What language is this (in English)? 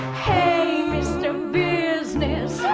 English